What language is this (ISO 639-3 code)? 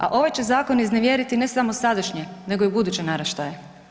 hrv